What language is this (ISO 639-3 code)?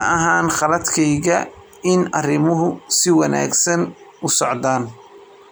som